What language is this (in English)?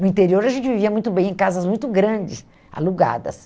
Portuguese